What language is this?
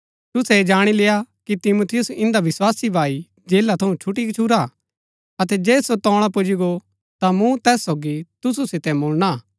Gaddi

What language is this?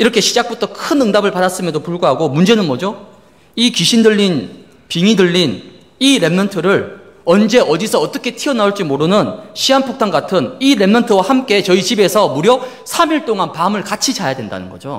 Korean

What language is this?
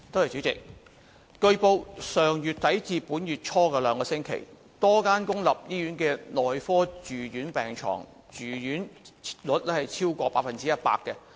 Cantonese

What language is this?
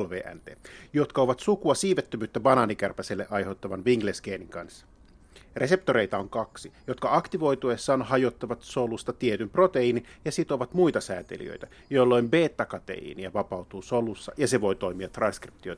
Finnish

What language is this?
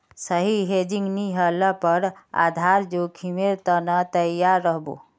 Magahi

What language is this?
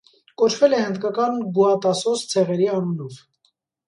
Armenian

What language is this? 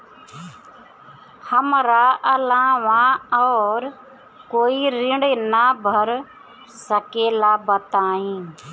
Bhojpuri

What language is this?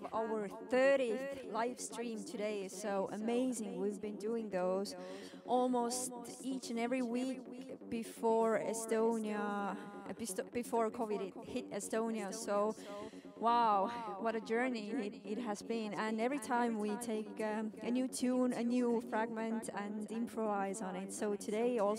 English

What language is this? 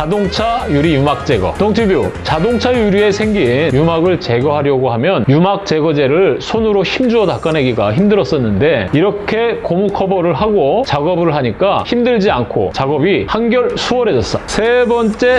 Korean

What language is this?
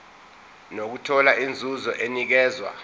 Zulu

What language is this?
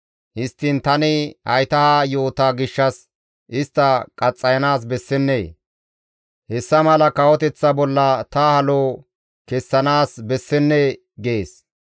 Gamo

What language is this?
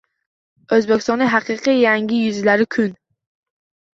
Uzbek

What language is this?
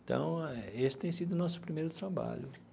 Portuguese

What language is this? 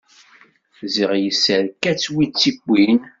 Kabyle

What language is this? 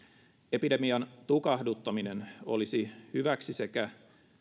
Finnish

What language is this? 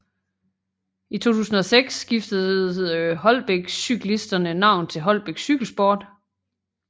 Danish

